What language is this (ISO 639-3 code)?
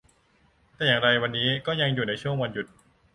tha